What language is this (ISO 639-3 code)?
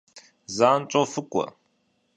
kbd